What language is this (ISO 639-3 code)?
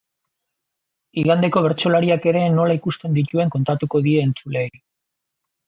eus